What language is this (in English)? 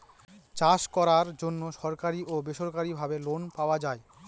Bangla